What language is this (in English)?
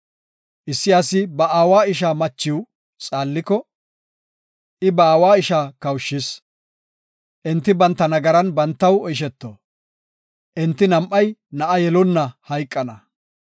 Gofa